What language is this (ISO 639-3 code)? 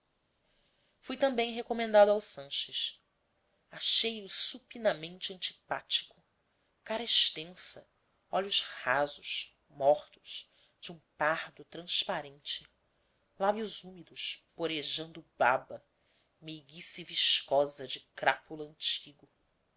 por